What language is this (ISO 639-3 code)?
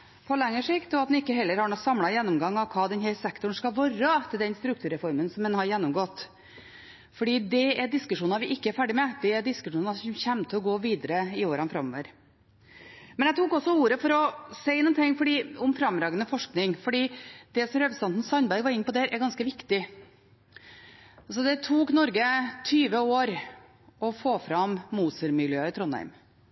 nob